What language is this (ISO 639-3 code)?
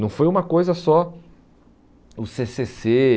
por